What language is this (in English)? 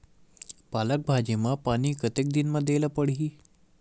Chhattisgarhi